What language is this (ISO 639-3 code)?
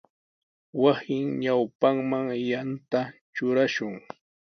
qws